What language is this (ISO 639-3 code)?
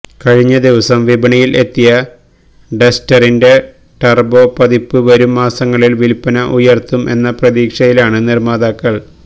mal